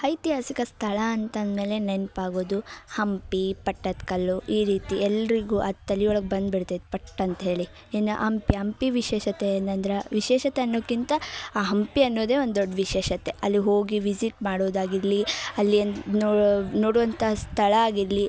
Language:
Kannada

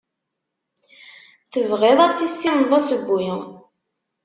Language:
Kabyle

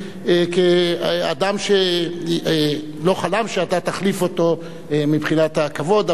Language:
Hebrew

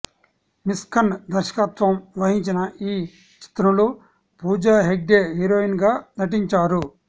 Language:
Telugu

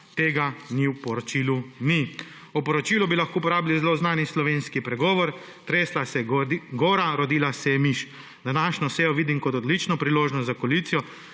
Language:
Slovenian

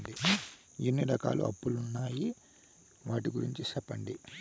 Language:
Telugu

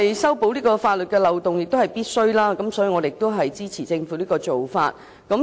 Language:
Cantonese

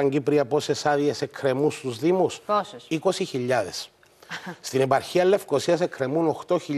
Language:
Greek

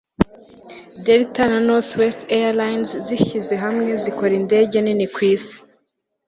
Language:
Kinyarwanda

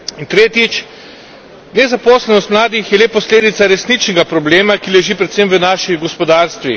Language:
Slovenian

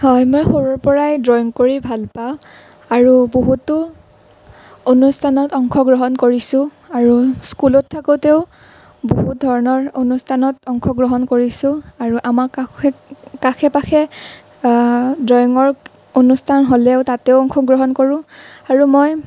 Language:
Assamese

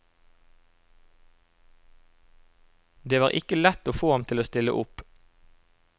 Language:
Norwegian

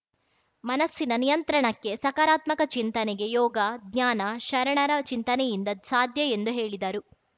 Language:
Kannada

